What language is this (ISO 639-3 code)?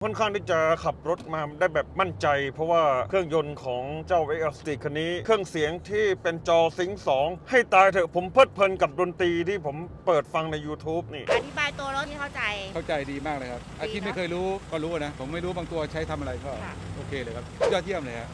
tha